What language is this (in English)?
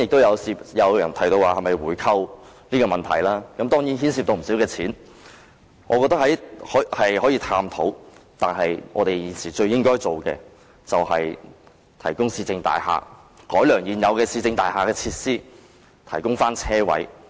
Cantonese